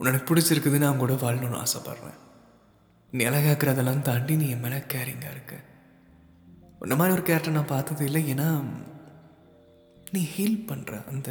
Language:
Tamil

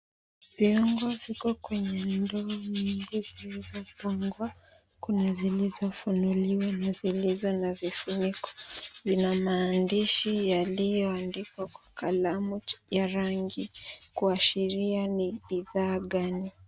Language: Swahili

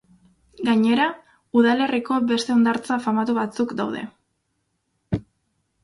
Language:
Basque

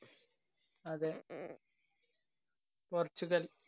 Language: Malayalam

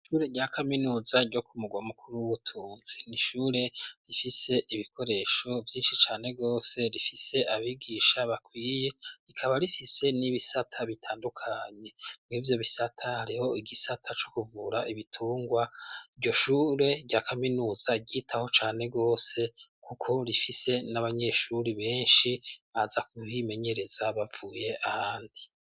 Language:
Rundi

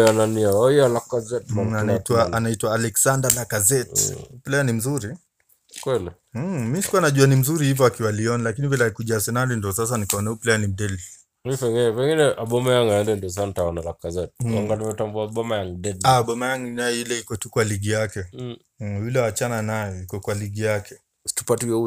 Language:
Swahili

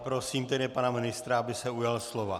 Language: Czech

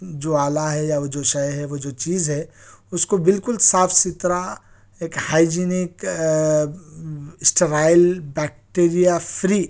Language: Urdu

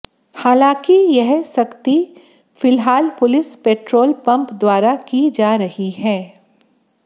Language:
Hindi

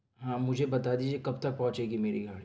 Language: Urdu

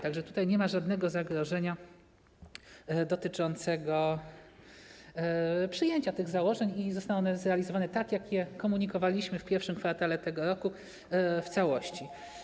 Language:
Polish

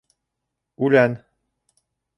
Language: Bashkir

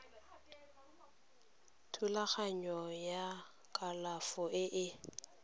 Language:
Tswana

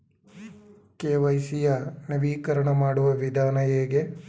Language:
Kannada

